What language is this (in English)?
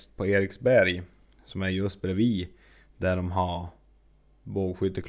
Swedish